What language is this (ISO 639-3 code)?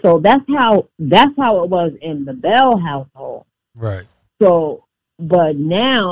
eng